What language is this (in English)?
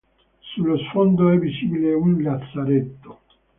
Italian